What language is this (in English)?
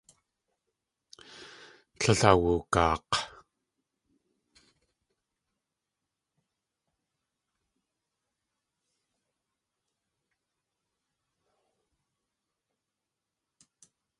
Tlingit